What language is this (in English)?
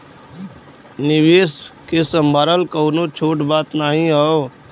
Bhojpuri